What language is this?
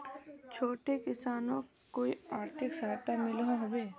Magahi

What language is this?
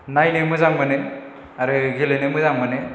Bodo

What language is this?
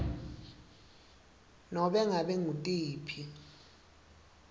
Swati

